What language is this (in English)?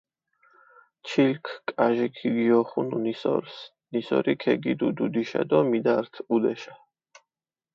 Mingrelian